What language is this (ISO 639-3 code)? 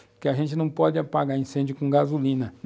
por